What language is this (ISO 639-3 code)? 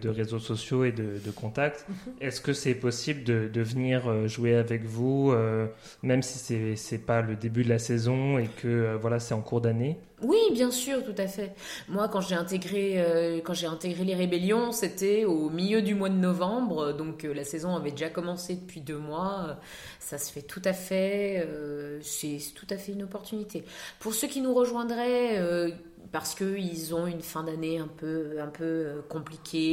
fra